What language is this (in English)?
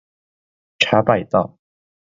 Chinese